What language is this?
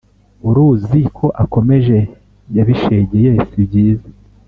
Kinyarwanda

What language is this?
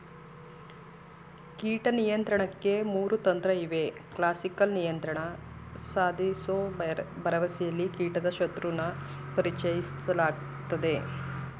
Kannada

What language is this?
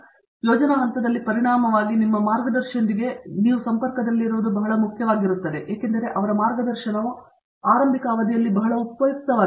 Kannada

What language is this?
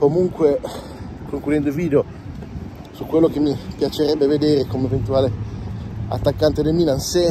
Italian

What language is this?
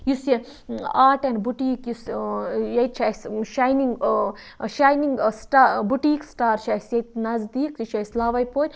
Kashmiri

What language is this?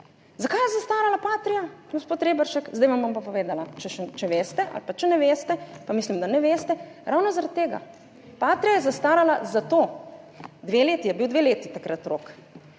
Slovenian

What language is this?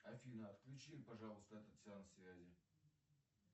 Russian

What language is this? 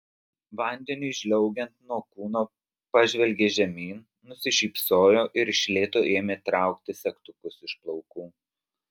Lithuanian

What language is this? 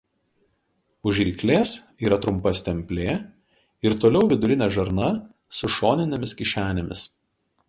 Lithuanian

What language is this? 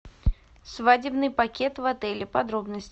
Russian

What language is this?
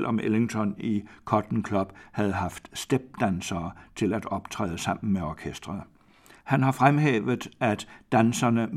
Danish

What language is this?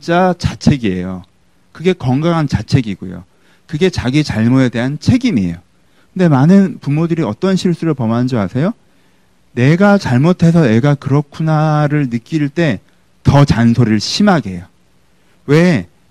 Korean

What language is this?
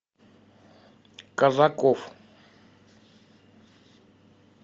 Russian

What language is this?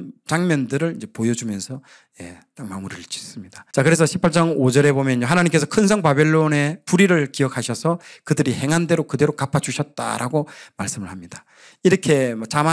Korean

